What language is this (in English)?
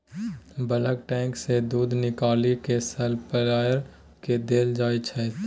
Maithili